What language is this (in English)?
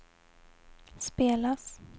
Swedish